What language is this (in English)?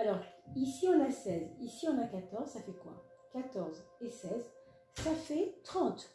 French